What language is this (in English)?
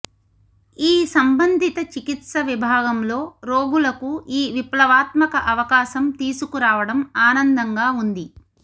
Telugu